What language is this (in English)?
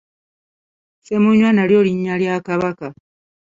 Ganda